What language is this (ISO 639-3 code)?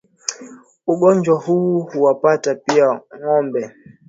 swa